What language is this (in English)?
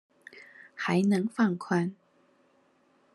Chinese